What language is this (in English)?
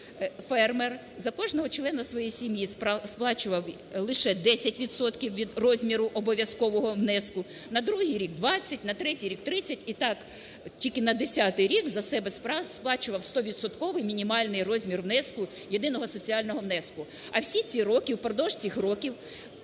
Ukrainian